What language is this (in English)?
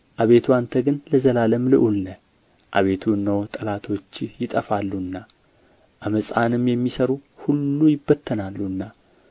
Amharic